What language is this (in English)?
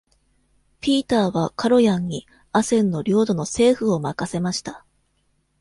Japanese